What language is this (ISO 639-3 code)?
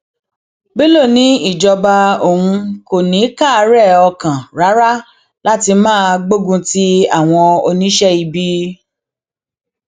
yor